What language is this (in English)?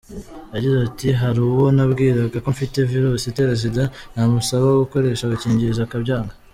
Kinyarwanda